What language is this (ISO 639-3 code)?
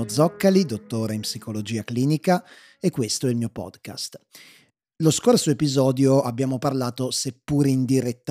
ita